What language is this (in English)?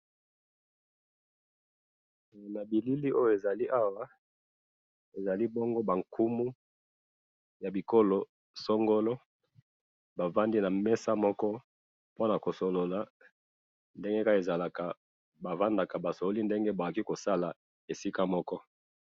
Lingala